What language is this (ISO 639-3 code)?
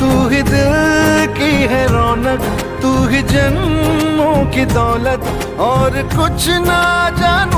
hin